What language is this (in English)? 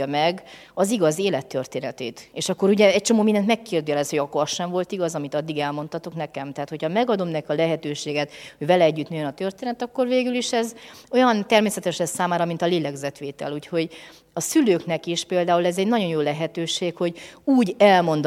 Hungarian